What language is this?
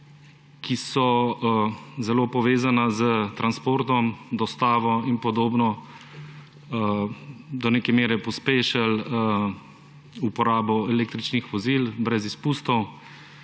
Slovenian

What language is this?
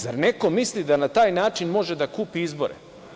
Serbian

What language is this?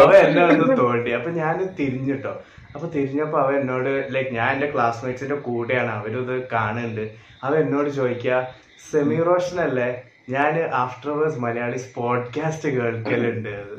Malayalam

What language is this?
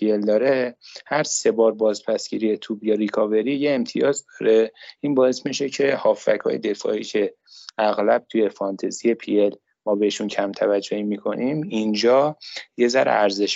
Persian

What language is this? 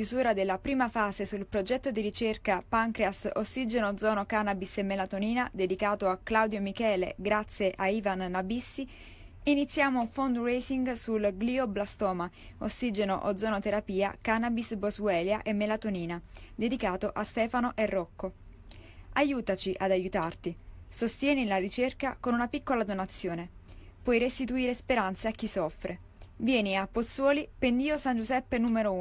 Italian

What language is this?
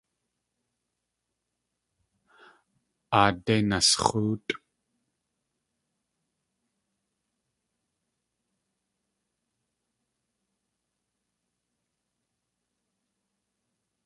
Tlingit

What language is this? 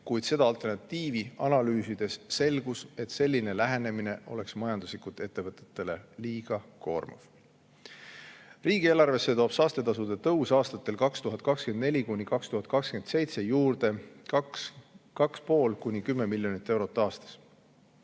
Estonian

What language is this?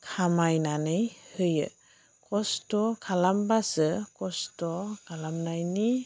Bodo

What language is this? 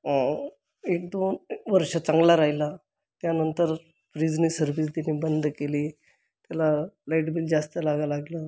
Marathi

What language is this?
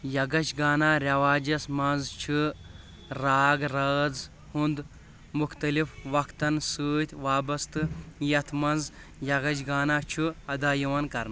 Kashmiri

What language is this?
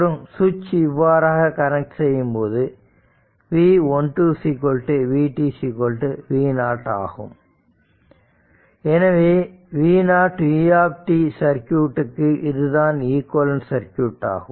Tamil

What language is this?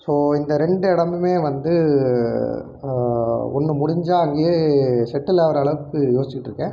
Tamil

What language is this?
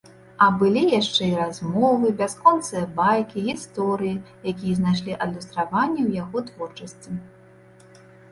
Belarusian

